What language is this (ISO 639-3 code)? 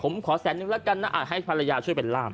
tha